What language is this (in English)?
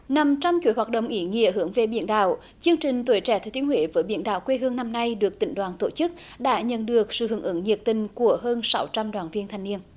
Vietnamese